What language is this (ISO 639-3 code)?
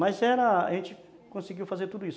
por